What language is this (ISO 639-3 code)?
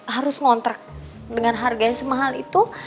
ind